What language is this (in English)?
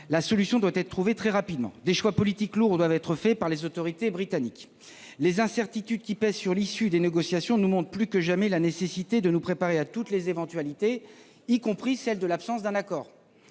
French